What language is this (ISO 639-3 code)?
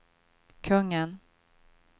swe